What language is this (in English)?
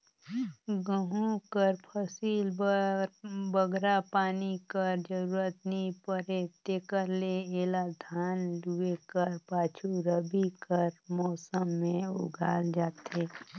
Chhattisgarhi